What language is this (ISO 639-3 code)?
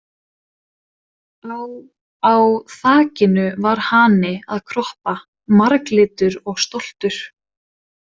isl